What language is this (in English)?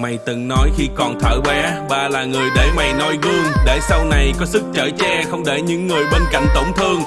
Vietnamese